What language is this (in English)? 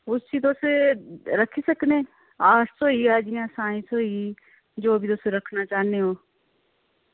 Dogri